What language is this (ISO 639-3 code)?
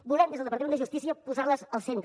cat